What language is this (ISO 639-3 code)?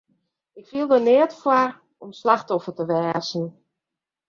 fry